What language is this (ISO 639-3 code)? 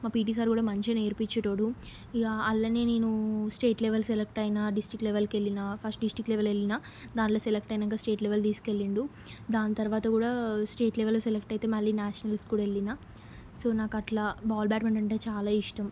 tel